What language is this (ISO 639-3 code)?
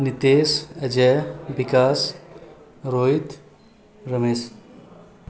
mai